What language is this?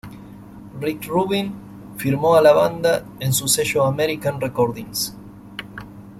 Spanish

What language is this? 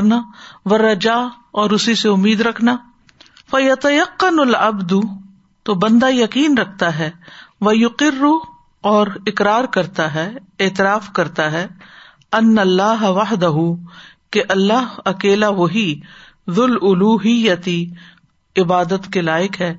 Urdu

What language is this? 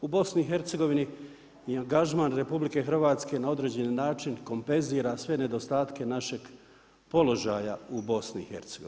Croatian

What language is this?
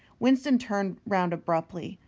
English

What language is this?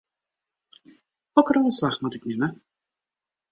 Western Frisian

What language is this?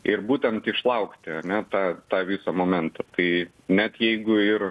Lithuanian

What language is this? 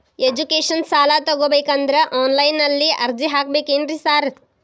Kannada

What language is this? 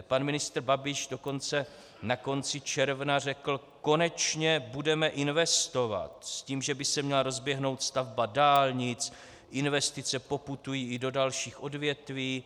Czech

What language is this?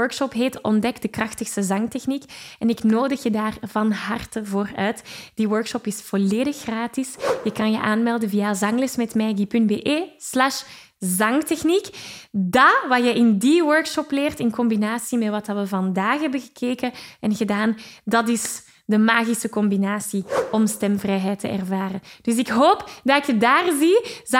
Dutch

